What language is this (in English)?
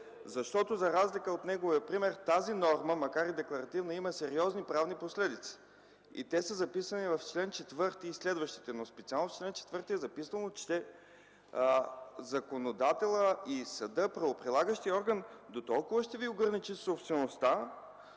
Bulgarian